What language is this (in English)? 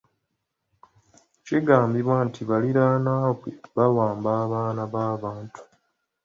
Ganda